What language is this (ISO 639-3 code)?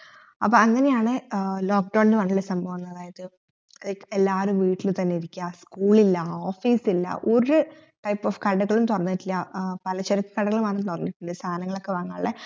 mal